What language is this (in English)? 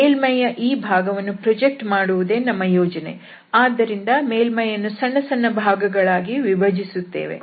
Kannada